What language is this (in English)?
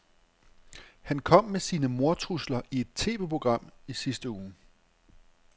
Danish